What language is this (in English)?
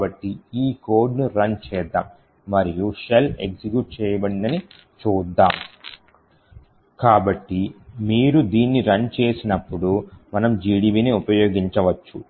Telugu